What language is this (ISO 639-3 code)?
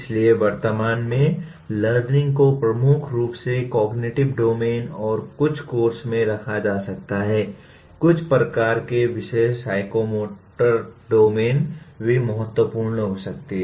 hin